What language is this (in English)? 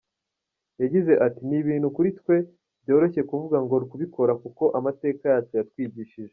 Kinyarwanda